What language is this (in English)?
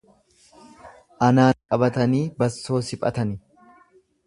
Oromo